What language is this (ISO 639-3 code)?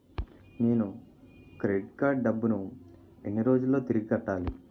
tel